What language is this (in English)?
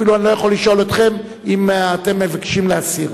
Hebrew